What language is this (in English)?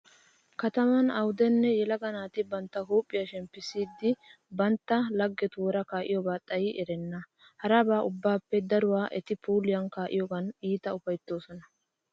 Wolaytta